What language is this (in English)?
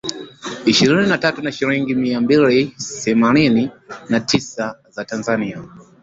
Swahili